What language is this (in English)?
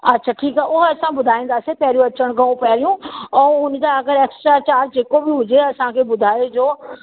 Sindhi